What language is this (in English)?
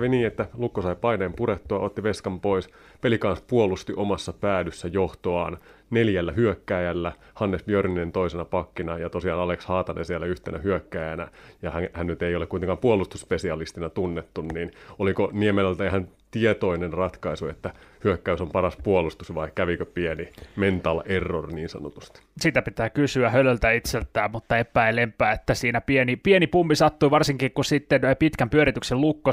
Finnish